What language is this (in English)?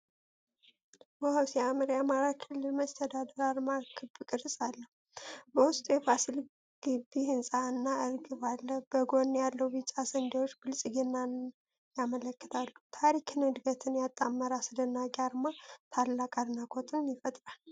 Amharic